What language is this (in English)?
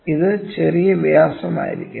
Malayalam